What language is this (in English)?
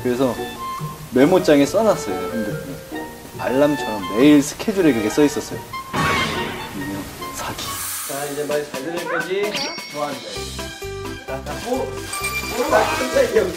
Korean